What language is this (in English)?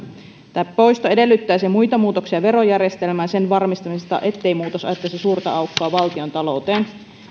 Finnish